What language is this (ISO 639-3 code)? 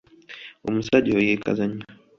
lug